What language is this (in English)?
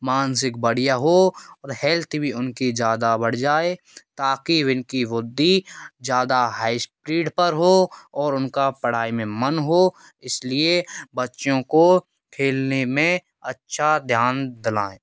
Hindi